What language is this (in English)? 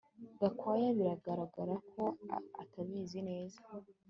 Kinyarwanda